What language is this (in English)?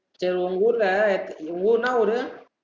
Tamil